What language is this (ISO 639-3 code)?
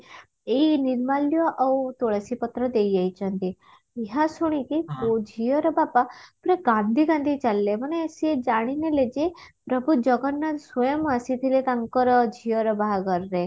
ori